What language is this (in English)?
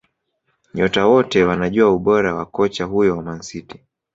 Swahili